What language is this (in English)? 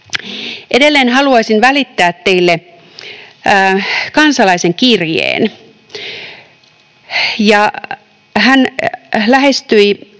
Finnish